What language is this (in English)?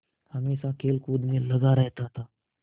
Hindi